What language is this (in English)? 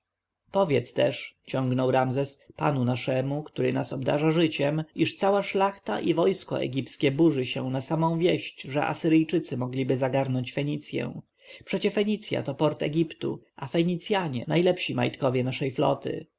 Polish